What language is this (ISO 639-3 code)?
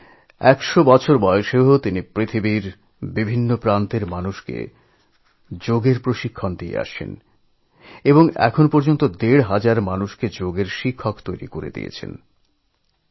ben